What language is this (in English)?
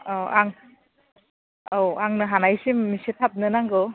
Bodo